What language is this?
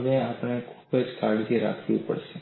Gujarati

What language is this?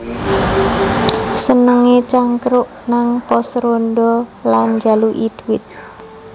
Javanese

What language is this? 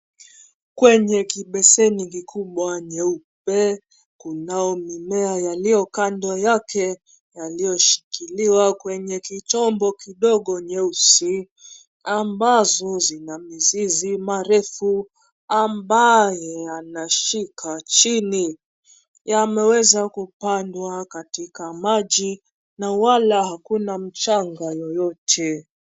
Swahili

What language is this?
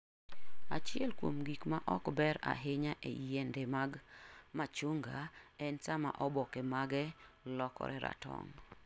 Luo (Kenya and Tanzania)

